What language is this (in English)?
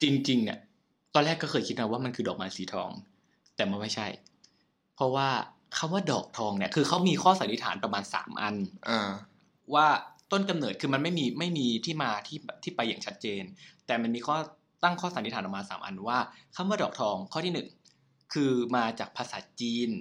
Thai